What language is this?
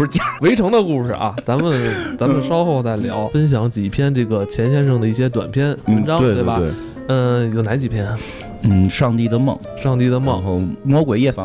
Chinese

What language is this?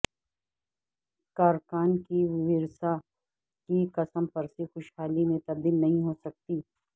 Urdu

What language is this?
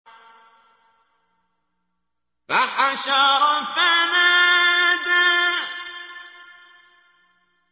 Arabic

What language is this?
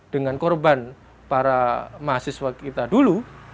Indonesian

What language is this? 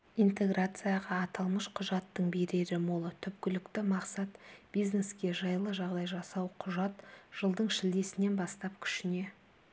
Kazakh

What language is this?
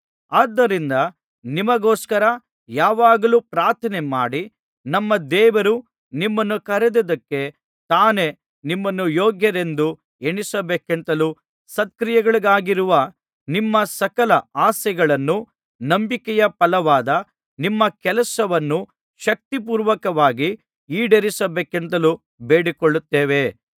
Kannada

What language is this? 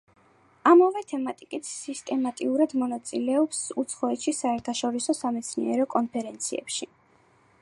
Georgian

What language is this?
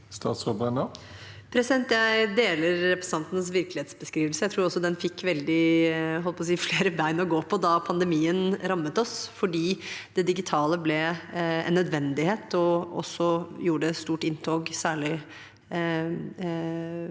Norwegian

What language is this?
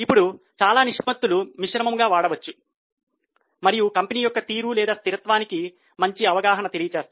Telugu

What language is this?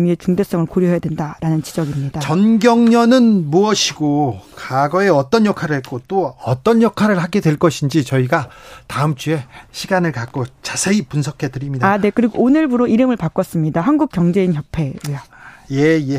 Korean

